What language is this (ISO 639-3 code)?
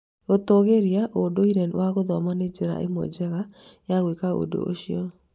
kik